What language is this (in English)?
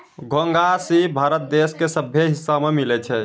Maithili